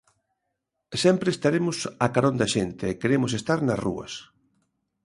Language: Galician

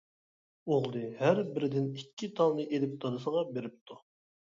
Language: Uyghur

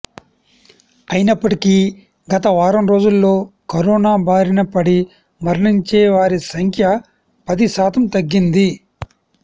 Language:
Telugu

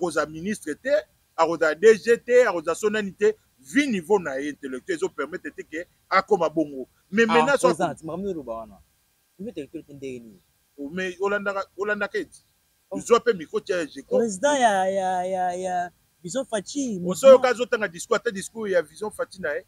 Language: French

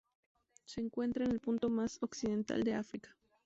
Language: Spanish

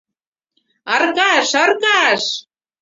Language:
Mari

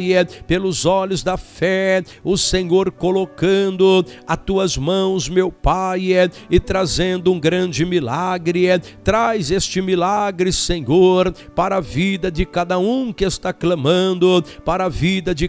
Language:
Portuguese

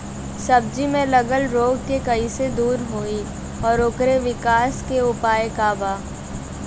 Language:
Bhojpuri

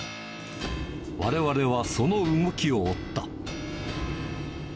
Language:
Japanese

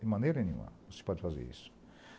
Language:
Portuguese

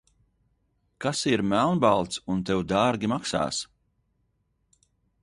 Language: Latvian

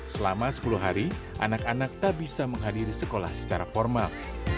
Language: Indonesian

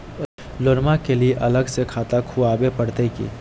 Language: Magahi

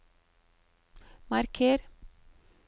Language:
Norwegian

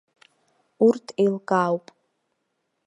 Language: Abkhazian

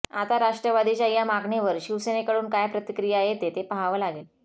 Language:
Marathi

